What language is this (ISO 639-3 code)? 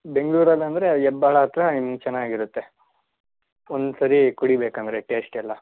kan